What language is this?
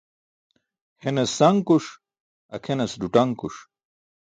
Burushaski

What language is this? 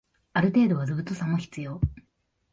Japanese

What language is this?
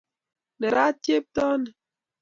Kalenjin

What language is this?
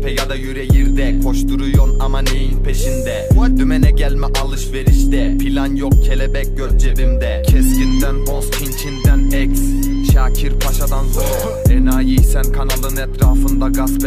Turkish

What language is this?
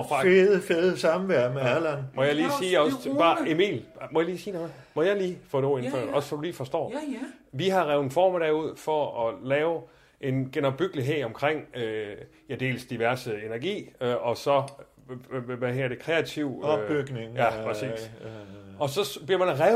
Danish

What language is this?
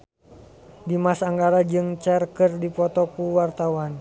Sundanese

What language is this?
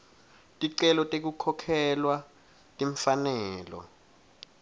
Swati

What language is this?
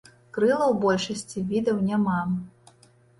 Belarusian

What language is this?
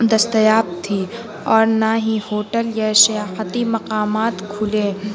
Urdu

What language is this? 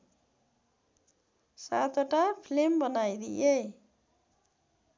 Nepali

